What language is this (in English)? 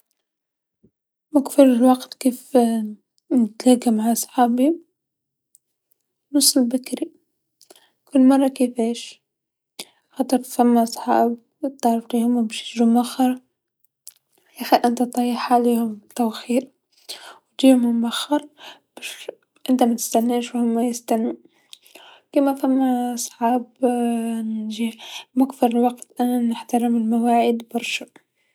Tunisian Arabic